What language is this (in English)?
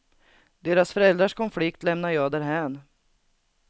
Swedish